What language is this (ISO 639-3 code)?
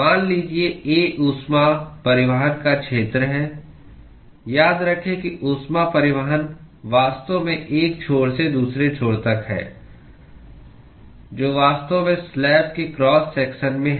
hin